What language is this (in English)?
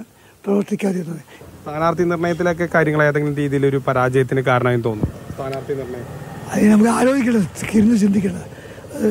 Malayalam